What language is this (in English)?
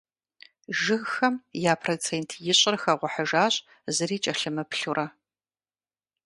Kabardian